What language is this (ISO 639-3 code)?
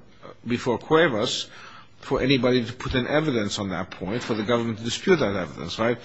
eng